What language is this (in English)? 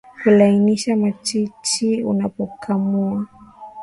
Swahili